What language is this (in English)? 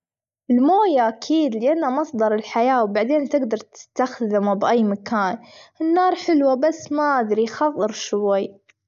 Gulf Arabic